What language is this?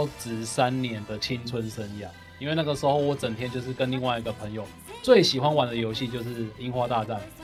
Chinese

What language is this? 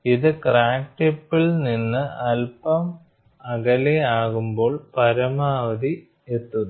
Malayalam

